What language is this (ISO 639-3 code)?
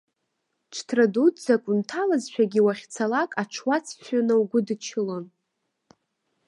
abk